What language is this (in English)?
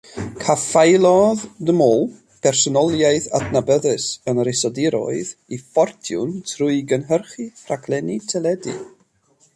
Welsh